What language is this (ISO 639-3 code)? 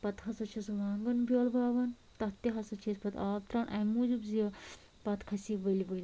kas